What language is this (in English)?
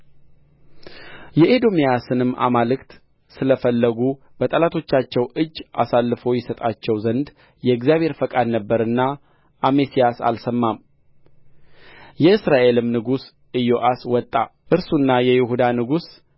Amharic